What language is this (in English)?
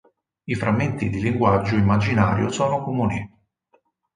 Italian